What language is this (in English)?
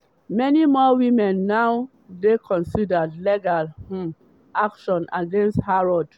Nigerian Pidgin